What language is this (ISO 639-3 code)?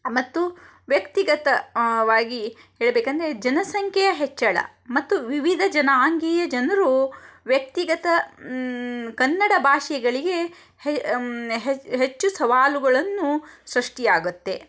kan